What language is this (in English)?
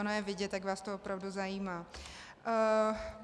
Czech